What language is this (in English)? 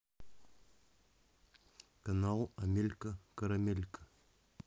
Russian